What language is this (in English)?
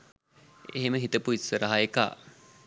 Sinhala